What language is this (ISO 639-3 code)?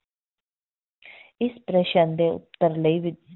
pan